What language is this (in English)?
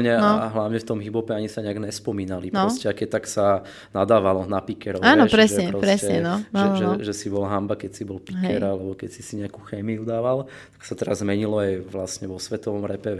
Slovak